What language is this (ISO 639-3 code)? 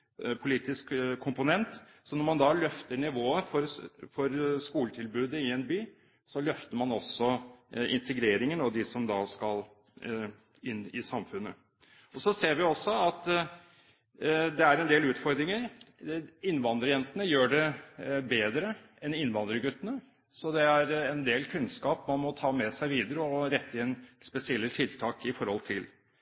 nob